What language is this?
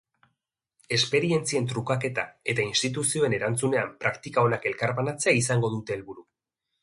Basque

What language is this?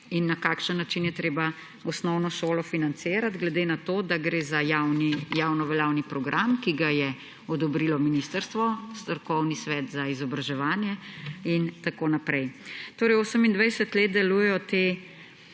Slovenian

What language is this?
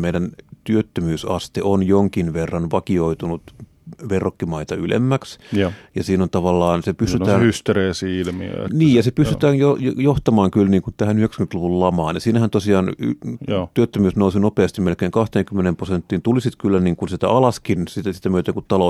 Finnish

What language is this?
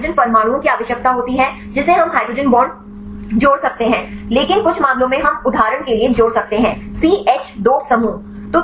Hindi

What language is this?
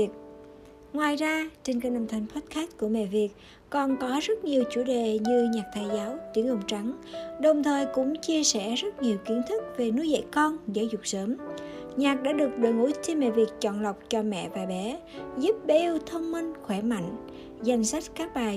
Vietnamese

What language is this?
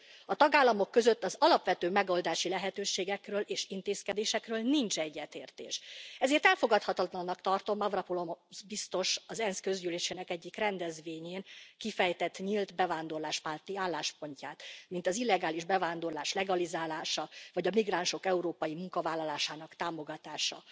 Hungarian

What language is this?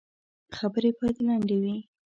Pashto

